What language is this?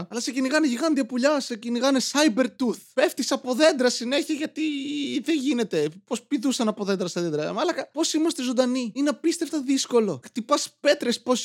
Greek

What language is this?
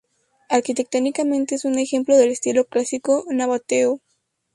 Spanish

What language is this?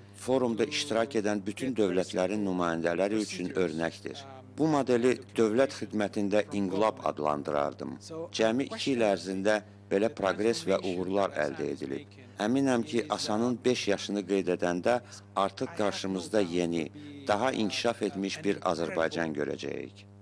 Turkish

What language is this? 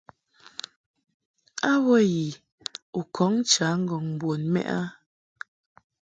Mungaka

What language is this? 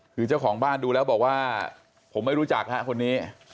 Thai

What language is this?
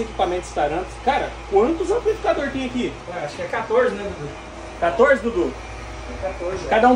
Portuguese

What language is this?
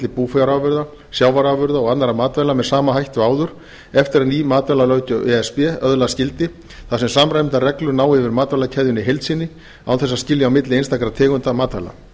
Icelandic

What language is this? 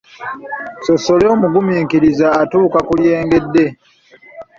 Ganda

